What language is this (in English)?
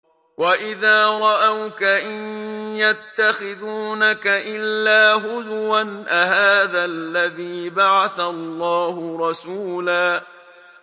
Arabic